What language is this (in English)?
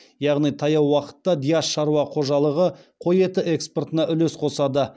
Kazakh